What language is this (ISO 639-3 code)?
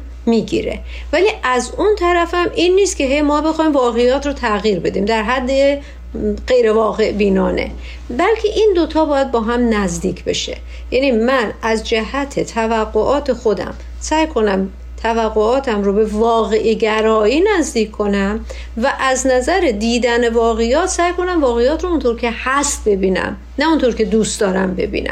fas